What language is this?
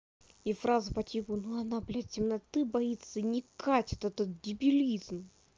Russian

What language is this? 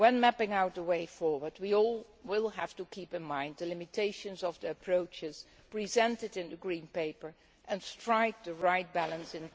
English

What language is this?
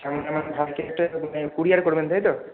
Bangla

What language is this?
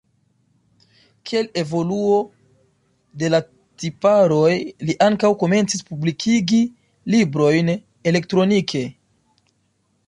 Esperanto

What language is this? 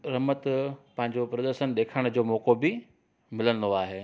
Sindhi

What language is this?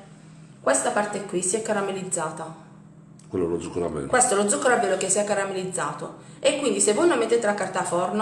Italian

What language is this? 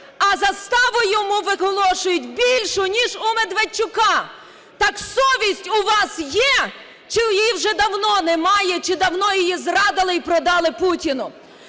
Ukrainian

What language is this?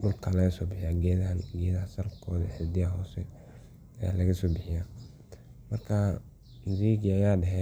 Somali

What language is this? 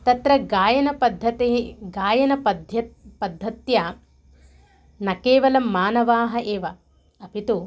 Sanskrit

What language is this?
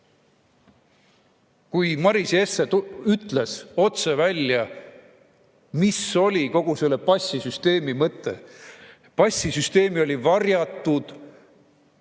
Estonian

